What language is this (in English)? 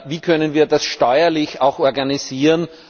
German